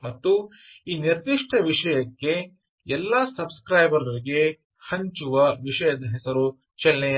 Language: Kannada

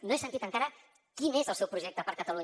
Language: Catalan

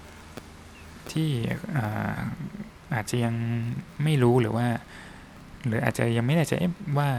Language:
Thai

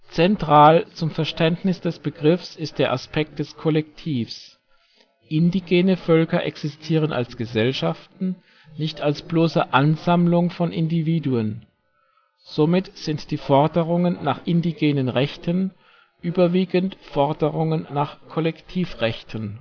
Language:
German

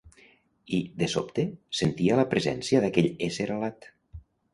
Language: Catalan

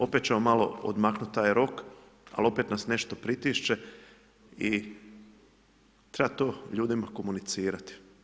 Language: Croatian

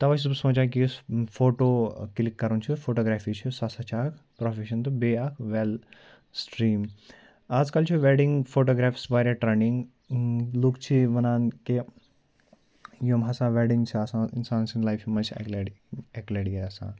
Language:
Kashmiri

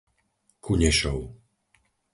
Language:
Slovak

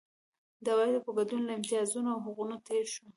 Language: Pashto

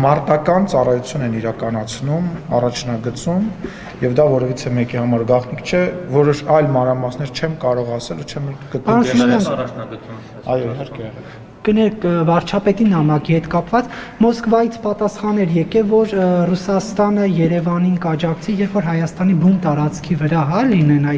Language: Romanian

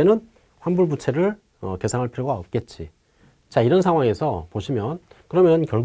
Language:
Korean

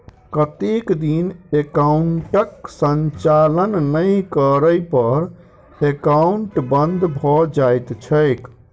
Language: Maithili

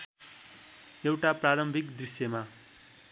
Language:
Nepali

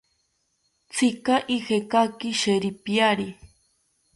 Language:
South Ucayali Ashéninka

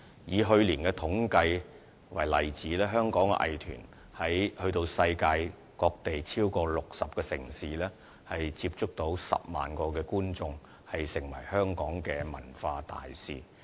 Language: Cantonese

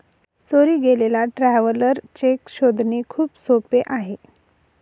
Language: Marathi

